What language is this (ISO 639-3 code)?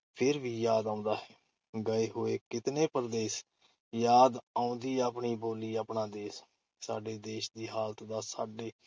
pan